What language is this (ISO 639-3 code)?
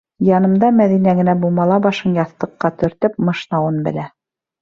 bak